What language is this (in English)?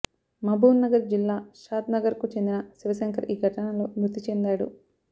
Telugu